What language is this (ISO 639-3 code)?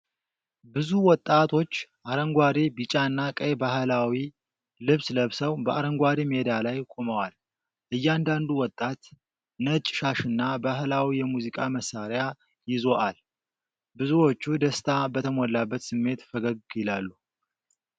amh